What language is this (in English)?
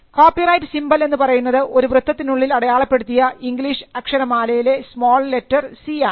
Malayalam